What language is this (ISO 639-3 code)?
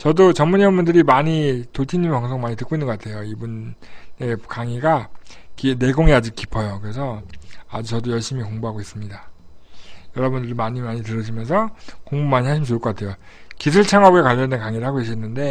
kor